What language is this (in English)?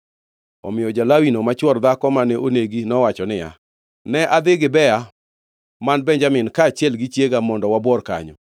Luo (Kenya and Tanzania)